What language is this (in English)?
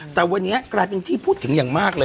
Thai